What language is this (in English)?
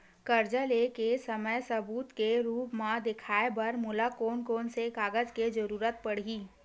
Chhattisgarhi